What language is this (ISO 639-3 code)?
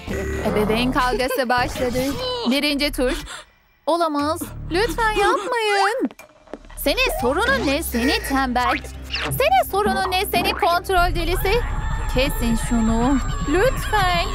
tur